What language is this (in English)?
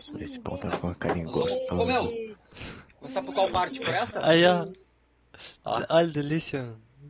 Portuguese